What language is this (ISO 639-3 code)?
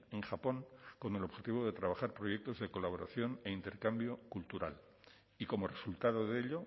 spa